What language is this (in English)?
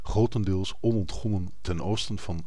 Dutch